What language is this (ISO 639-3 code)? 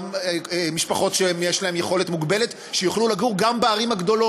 heb